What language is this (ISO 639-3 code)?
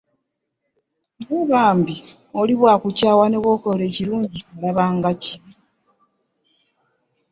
lug